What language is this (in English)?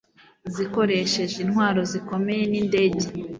Kinyarwanda